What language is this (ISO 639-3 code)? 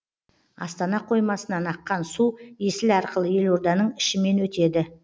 kaz